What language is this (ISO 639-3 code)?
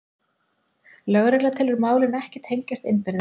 isl